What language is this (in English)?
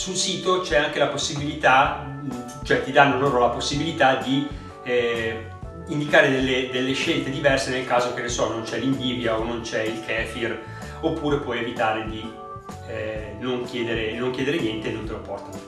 Italian